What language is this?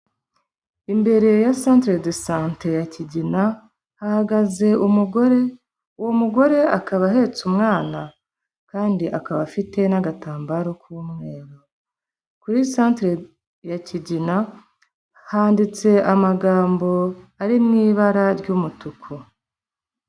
Kinyarwanda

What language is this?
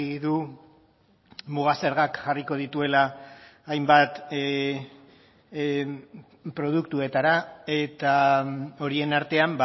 Basque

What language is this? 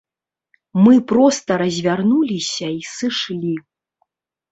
Belarusian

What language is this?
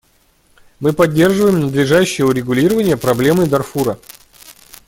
Russian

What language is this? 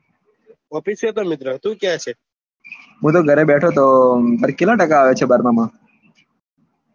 Gujarati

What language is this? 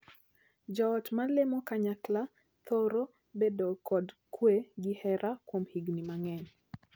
Luo (Kenya and Tanzania)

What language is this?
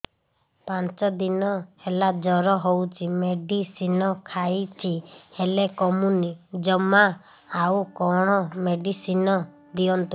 Odia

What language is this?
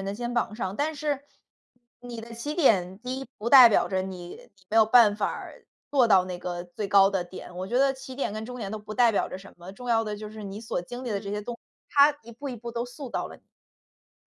Chinese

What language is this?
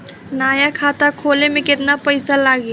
Bhojpuri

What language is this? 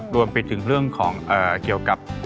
Thai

